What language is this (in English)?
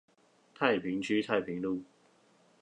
Chinese